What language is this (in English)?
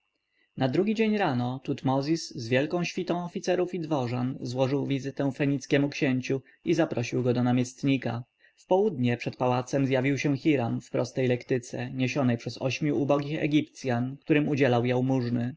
Polish